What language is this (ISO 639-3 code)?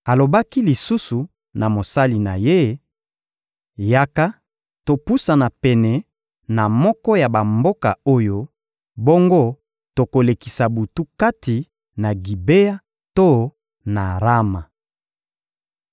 lin